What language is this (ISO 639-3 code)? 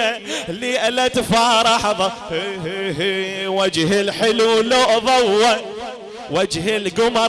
ara